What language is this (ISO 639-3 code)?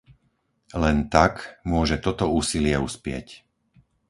slk